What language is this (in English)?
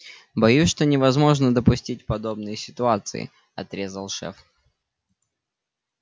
Russian